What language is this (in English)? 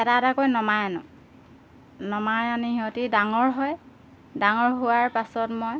Assamese